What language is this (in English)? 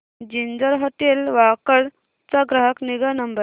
Marathi